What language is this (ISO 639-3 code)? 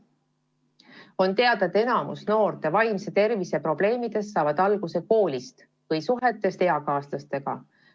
est